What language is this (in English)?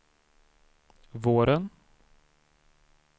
Swedish